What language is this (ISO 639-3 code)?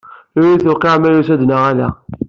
kab